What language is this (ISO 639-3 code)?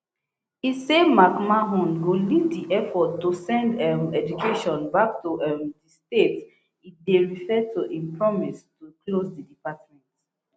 pcm